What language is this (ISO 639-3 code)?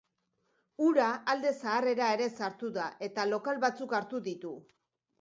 eus